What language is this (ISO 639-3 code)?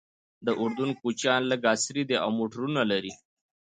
pus